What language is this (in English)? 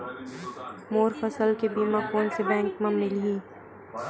Chhattisgarhi